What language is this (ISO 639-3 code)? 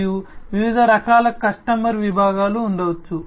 tel